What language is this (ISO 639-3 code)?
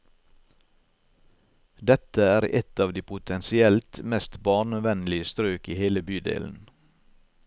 nor